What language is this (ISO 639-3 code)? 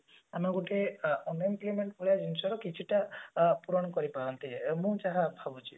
ori